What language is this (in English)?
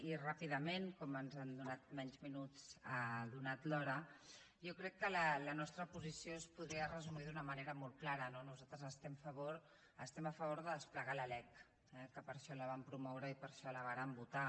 Catalan